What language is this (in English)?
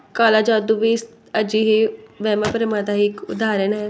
Punjabi